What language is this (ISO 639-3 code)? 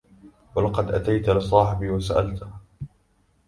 ara